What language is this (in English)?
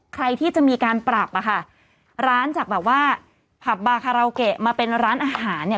Thai